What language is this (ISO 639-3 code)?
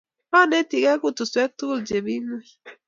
kln